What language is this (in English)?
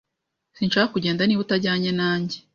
Kinyarwanda